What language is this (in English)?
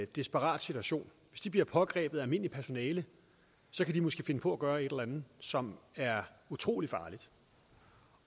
Danish